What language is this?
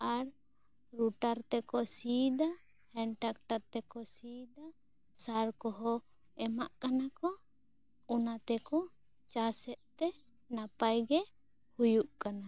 Santali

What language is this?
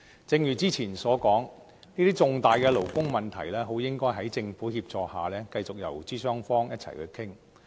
Cantonese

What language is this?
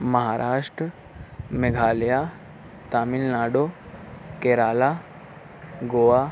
Urdu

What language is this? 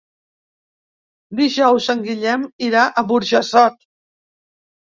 Catalan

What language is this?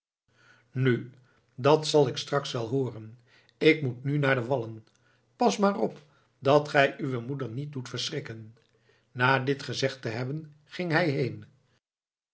Dutch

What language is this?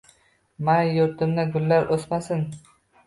Uzbek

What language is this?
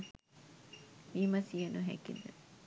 Sinhala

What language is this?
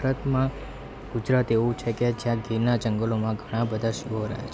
Gujarati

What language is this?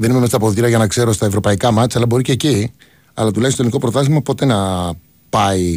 Greek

